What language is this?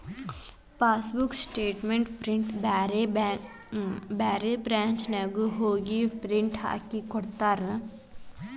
Kannada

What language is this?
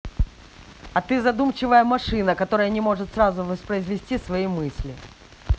Russian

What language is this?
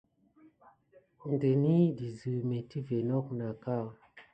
Gidar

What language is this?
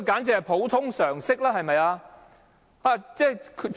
Cantonese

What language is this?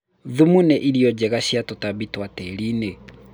Kikuyu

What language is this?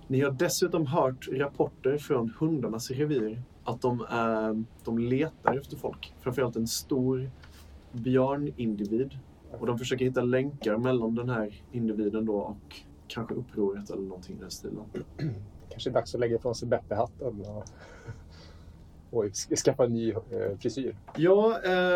Swedish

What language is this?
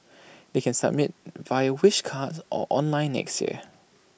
English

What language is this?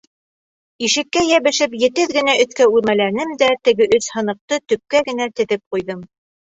Bashkir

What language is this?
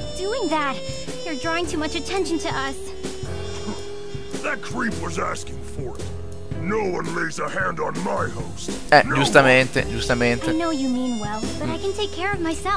Italian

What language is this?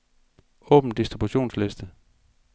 Danish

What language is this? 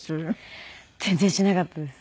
Japanese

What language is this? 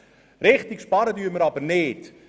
Swiss German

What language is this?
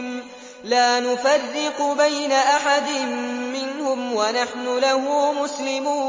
Arabic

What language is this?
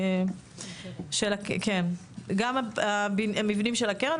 Hebrew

